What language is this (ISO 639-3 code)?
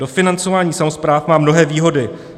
ces